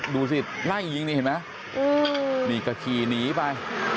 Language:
Thai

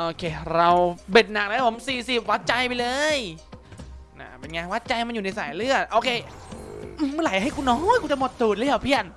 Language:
Thai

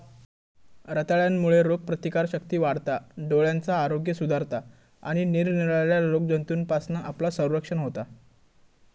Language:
Marathi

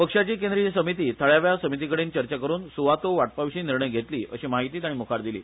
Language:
Konkani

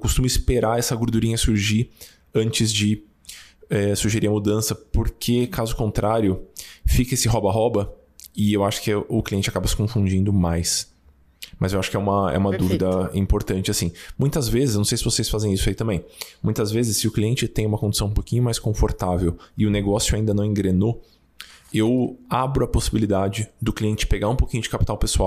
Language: Portuguese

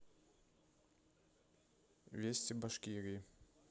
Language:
Russian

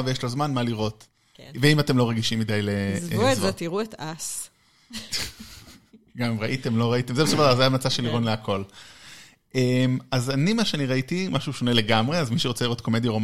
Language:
Hebrew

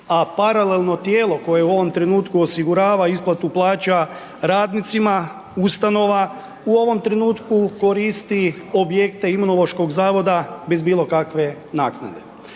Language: Croatian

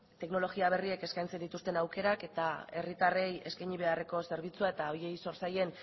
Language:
Basque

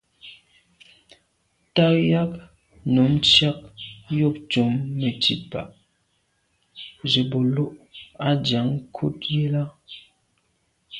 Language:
Medumba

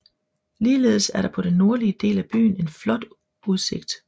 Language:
Danish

